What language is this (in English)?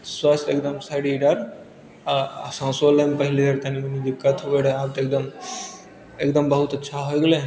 Maithili